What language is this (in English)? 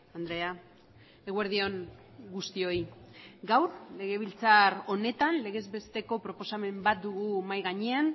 Basque